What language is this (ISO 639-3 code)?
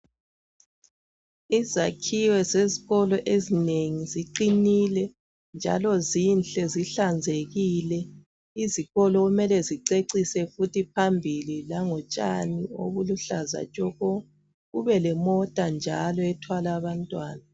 nde